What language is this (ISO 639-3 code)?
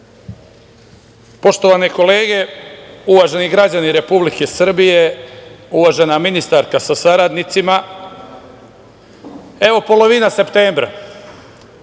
srp